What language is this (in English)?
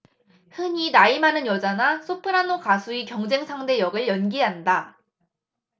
Korean